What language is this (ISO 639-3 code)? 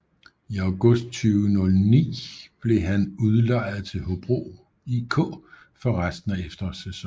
dan